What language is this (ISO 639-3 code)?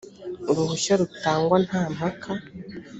kin